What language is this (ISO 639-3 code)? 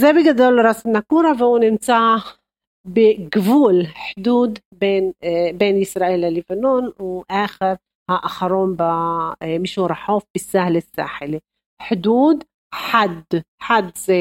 heb